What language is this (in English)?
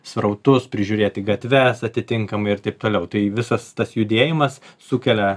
Lithuanian